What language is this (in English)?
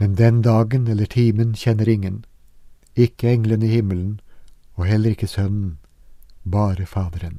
Danish